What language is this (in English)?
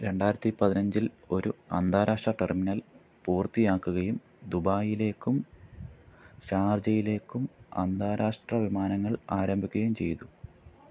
Malayalam